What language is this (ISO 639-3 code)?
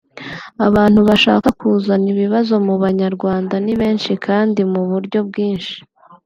kin